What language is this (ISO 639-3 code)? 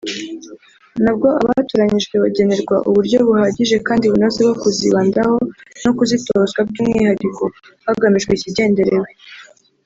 kin